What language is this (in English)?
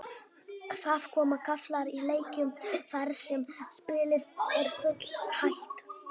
Icelandic